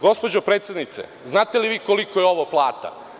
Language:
Serbian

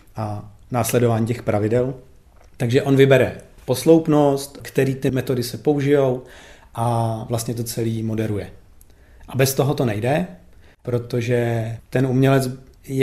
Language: Czech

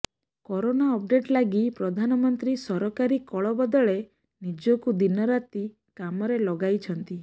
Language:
Odia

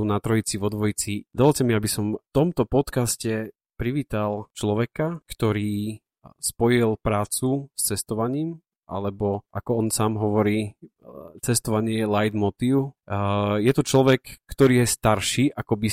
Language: Slovak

